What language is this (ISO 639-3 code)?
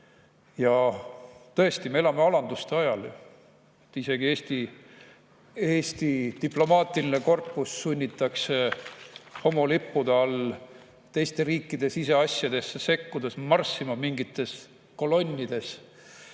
est